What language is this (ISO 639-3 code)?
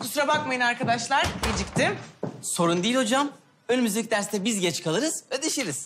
tur